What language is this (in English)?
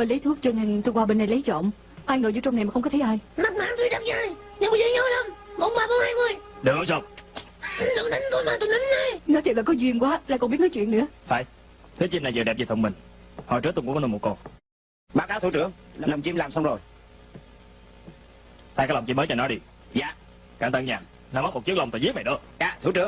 Vietnamese